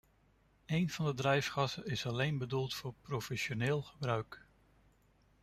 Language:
Dutch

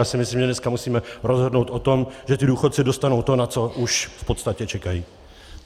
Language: Czech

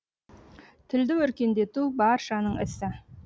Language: Kazakh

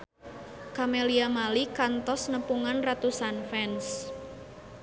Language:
Sundanese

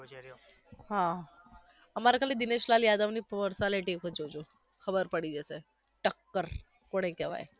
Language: Gujarati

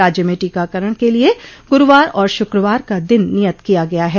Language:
Hindi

